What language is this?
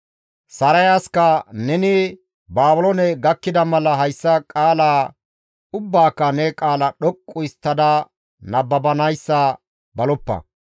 Gamo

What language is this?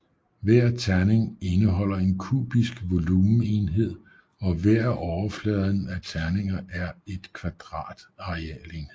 Danish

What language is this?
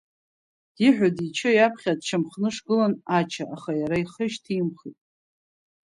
Abkhazian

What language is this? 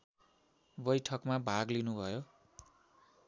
Nepali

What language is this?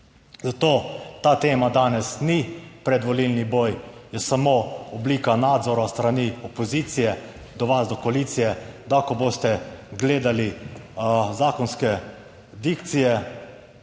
Slovenian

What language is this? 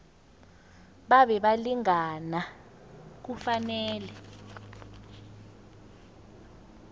South Ndebele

